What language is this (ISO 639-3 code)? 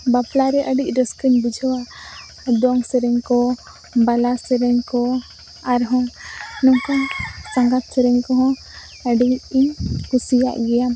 sat